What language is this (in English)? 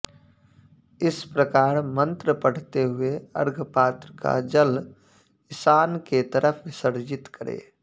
Sanskrit